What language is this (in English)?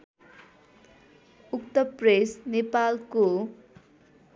Nepali